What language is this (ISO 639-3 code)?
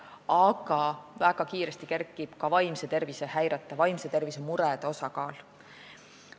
est